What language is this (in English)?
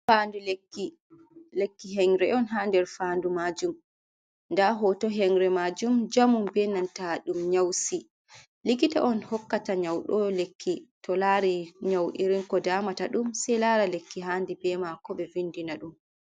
Fula